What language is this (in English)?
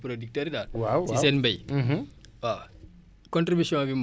Wolof